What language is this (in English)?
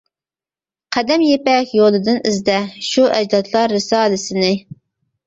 Uyghur